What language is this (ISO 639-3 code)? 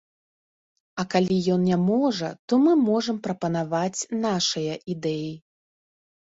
bel